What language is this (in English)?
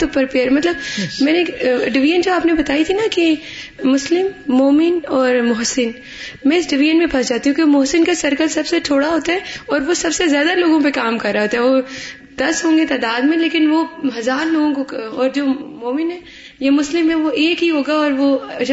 Urdu